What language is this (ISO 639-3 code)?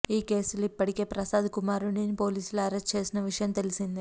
tel